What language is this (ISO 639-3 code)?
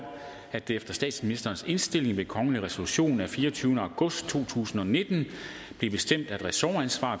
dan